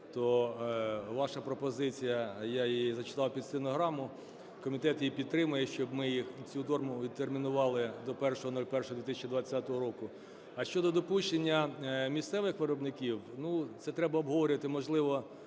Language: Ukrainian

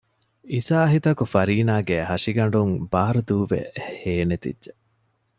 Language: Divehi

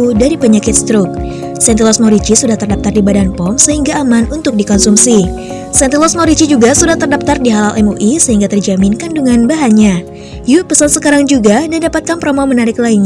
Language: Indonesian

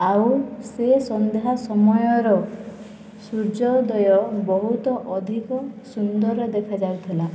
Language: Odia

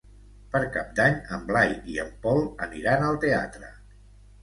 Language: Catalan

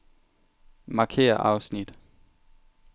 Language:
Danish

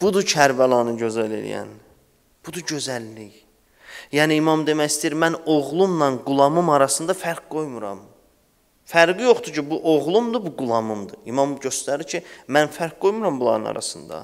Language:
Turkish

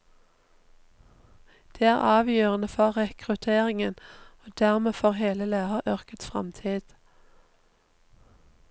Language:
Norwegian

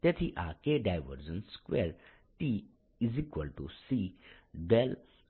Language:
Gujarati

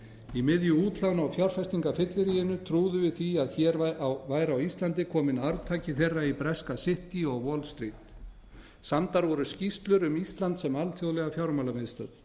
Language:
Icelandic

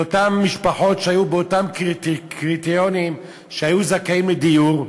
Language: Hebrew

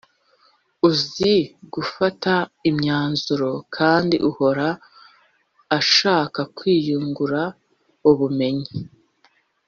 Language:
Kinyarwanda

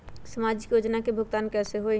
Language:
Magahi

